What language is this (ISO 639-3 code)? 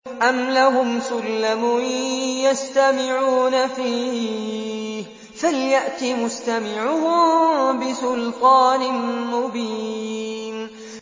ara